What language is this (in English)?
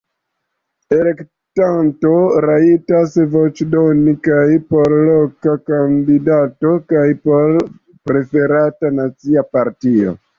Esperanto